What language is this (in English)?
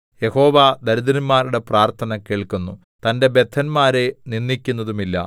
Malayalam